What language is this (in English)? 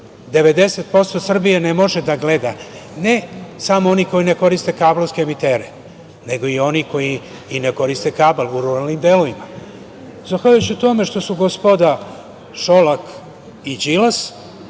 Serbian